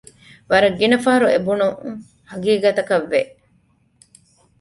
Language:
Divehi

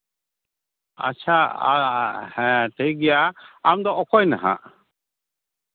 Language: Santali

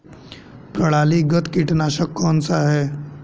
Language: Hindi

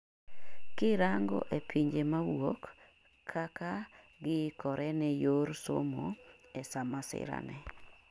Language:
Luo (Kenya and Tanzania)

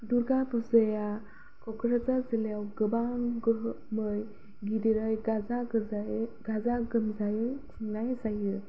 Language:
Bodo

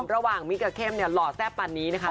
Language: Thai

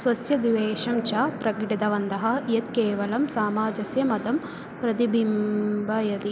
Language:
Sanskrit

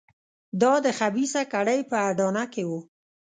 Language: Pashto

